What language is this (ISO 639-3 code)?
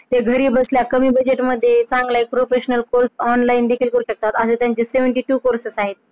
mar